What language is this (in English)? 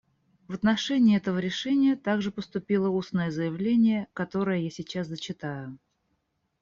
Russian